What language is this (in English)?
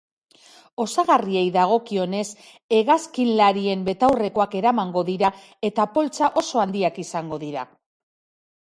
Basque